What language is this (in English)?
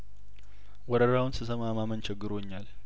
Amharic